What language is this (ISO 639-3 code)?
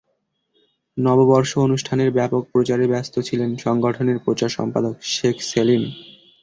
ben